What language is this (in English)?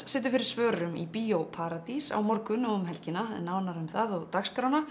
Icelandic